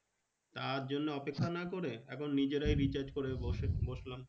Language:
Bangla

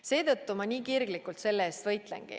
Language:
Estonian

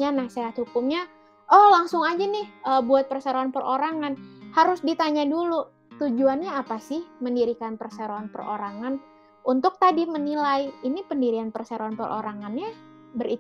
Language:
Indonesian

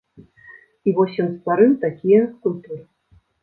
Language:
Belarusian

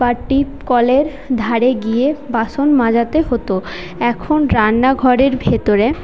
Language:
Bangla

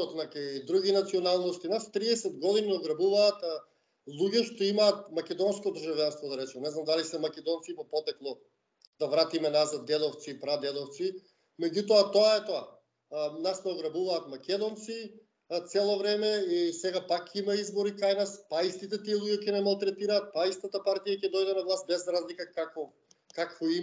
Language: Macedonian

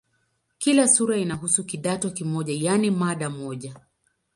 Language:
Swahili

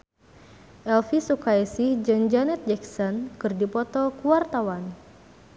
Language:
Sundanese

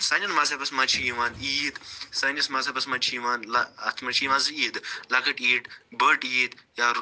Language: Kashmiri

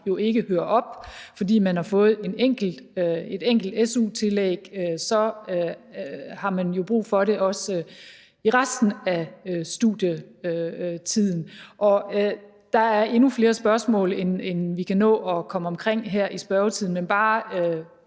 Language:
Danish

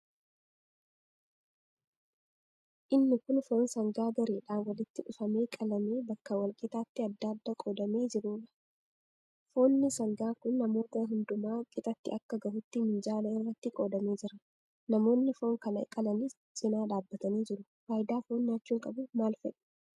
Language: Oromo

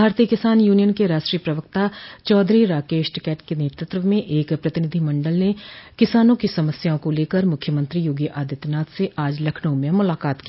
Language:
Hindi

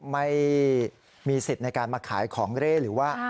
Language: Thai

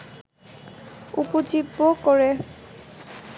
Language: Bangla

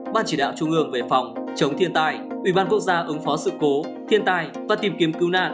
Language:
Vietnamese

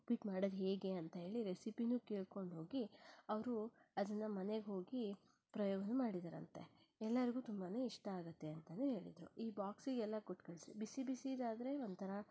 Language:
Kannada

